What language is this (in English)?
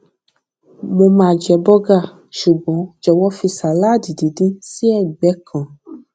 Yoruba